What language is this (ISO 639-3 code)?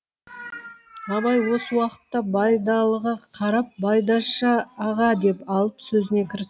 kaz